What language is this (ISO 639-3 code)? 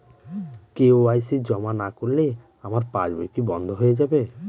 ben